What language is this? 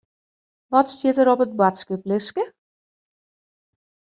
Western Frisian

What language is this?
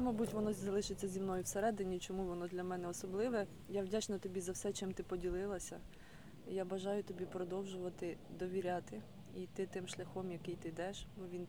Ukrainian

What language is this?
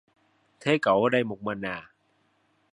Vietnamese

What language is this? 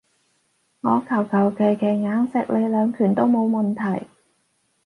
Cantonese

